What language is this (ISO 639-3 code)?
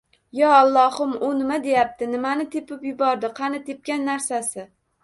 uzb